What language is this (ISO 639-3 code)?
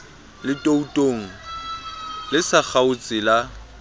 sot